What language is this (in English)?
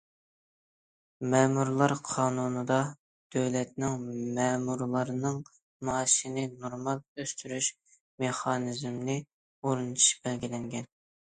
Uyghur